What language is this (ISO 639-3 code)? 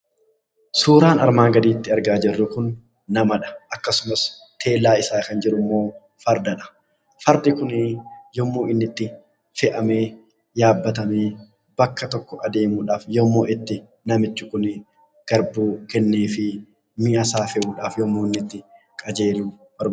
orm